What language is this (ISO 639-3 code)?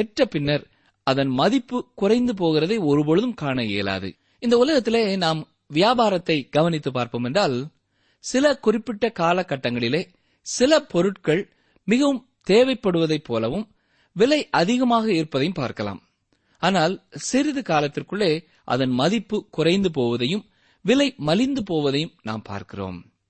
tam